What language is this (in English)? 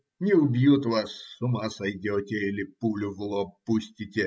Russian